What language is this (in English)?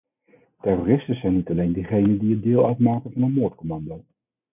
Dutch